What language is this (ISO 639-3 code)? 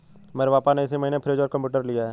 hin